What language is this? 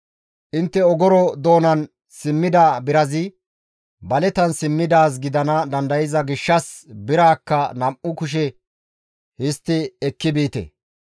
Gamo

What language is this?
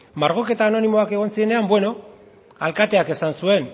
Basque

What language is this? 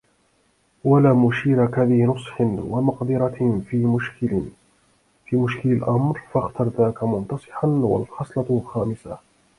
Arabic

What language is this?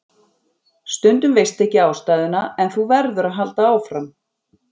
Icelandic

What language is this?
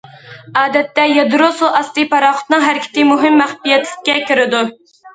Uyghur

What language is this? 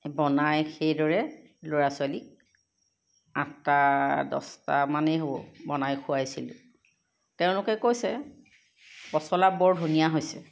Assamese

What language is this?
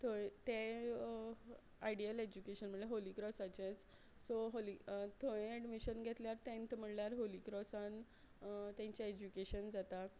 Konkani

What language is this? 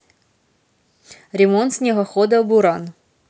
Russian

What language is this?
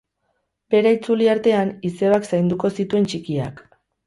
Basque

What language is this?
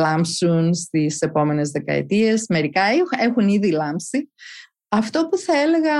Greek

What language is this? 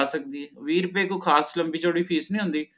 Punjabi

